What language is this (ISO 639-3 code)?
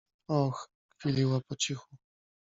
pol